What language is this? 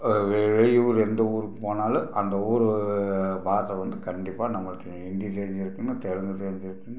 Tamil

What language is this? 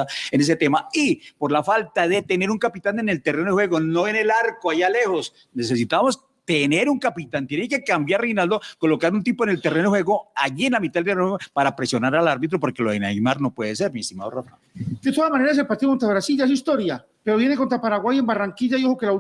Spanish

